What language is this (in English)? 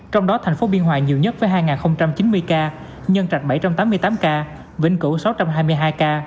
Vietnamese